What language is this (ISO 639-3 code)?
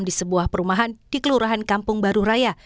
ind